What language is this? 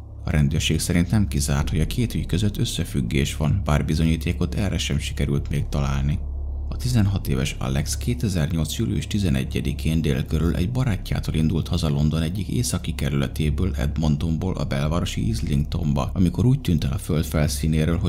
Hungarian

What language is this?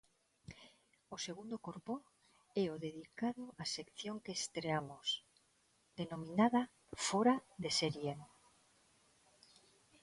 Galician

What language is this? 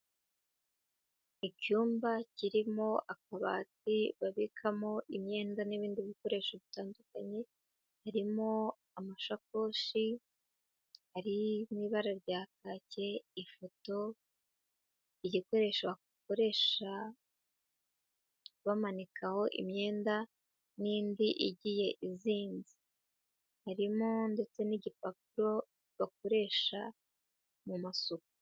Kinyarwanda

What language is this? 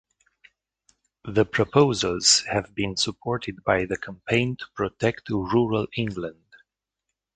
English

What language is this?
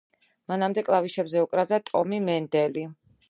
Georgian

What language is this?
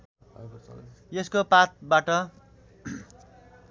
Nepali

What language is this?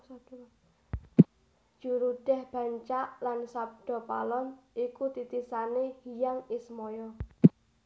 Javanese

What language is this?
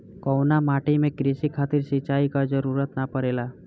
Bhojpuri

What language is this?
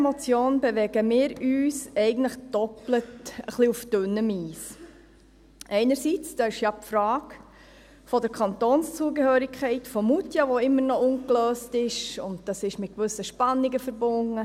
Swiss German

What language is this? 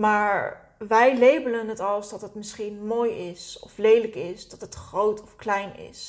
Dutch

